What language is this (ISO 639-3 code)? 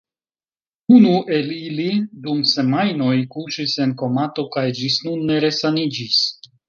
epo